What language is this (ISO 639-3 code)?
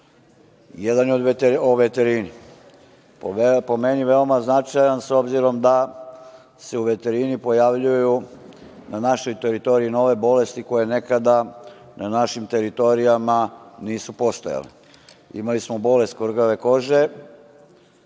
srp